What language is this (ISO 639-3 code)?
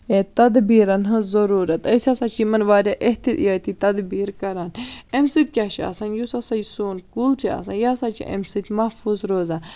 kas